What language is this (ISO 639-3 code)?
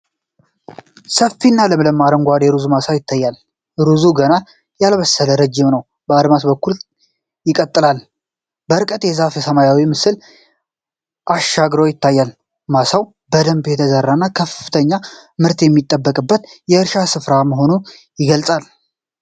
amh